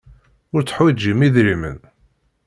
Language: Kabyle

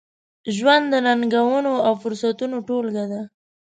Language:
Pashto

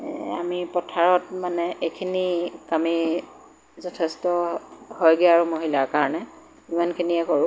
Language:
Assamese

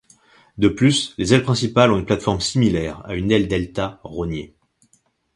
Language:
French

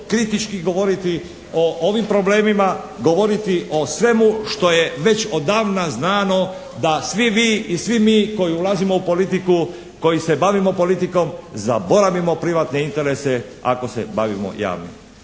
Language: Croatian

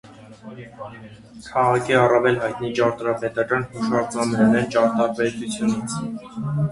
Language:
Armenian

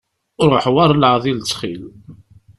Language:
Kabyle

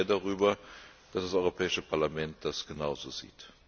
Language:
German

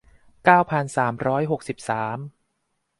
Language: Thai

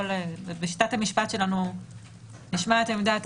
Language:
Hebrew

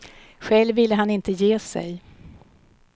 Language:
Swedish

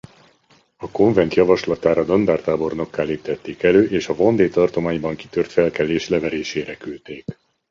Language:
Hungarian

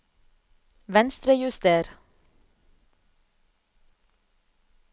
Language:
Norwegian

